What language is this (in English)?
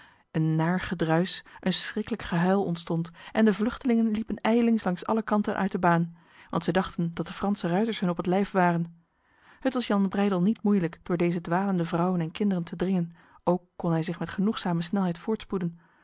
Dutch